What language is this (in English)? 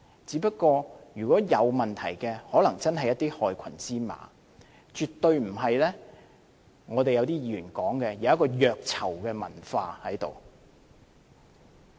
Cantonese